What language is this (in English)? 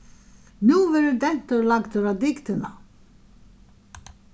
Faroese